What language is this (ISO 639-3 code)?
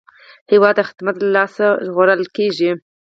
pus